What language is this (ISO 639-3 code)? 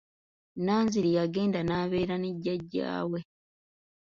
lug